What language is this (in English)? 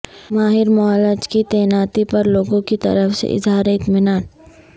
Urdu